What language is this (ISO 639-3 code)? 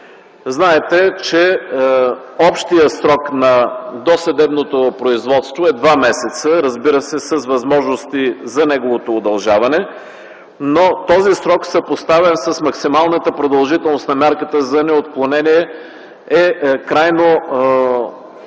bul